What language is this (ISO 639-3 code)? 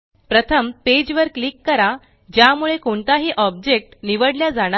mar